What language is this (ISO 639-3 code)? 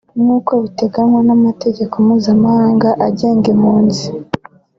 kin